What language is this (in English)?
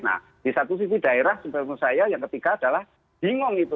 Indonesian